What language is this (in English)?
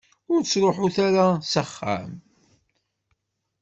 Kabyle